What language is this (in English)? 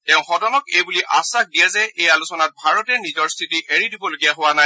Assamese